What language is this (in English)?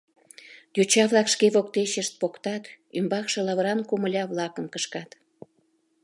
Mari